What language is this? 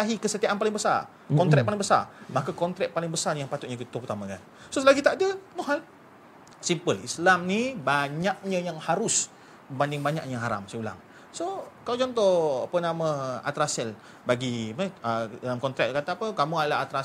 Malay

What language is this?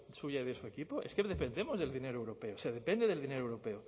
Spanish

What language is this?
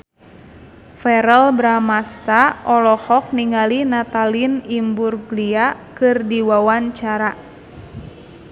Sundanese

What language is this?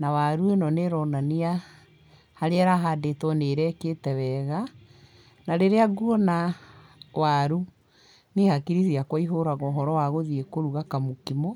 Kikuyu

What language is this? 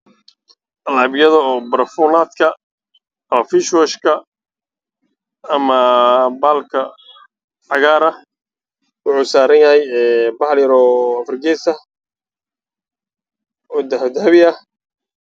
Somali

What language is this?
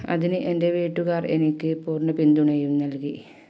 Malayalam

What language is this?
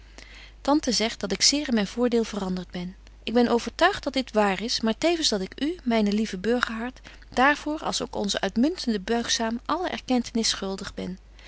Dutch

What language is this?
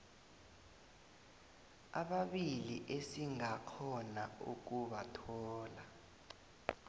South Ndebele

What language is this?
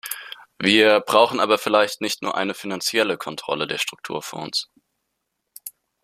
German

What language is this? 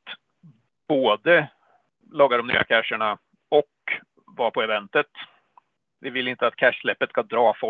Swedish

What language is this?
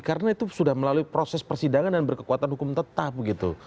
Indonesian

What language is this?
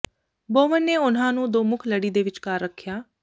Punjabi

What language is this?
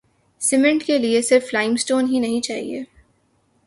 Urdu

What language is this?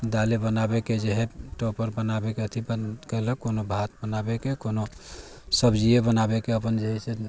Maithili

